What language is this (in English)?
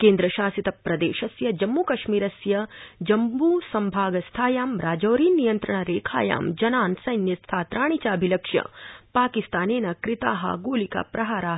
Sanskrit